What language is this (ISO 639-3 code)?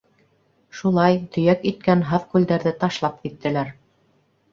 bak